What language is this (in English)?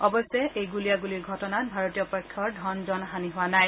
Assamese